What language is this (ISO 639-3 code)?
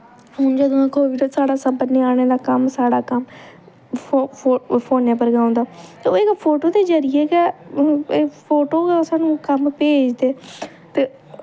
doi